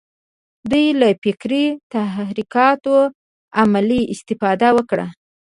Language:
Pashto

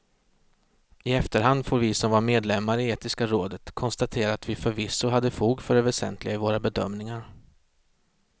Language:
Swedish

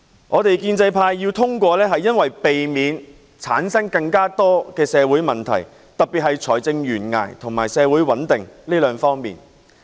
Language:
Cantonese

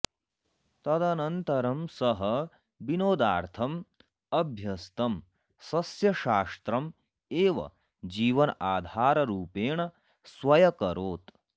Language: Sanskrit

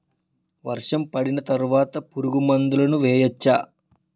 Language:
Telugu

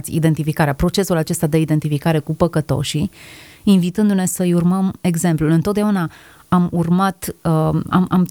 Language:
Romanian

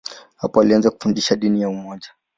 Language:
Swahili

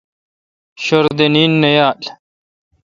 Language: Kalkoti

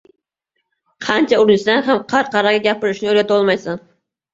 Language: Uzbek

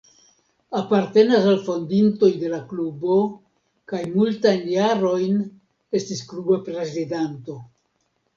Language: Esperanto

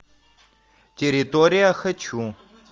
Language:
Russian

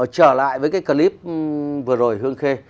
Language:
Vietnamese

